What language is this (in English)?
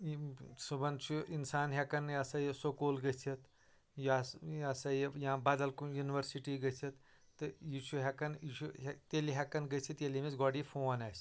Kashmiri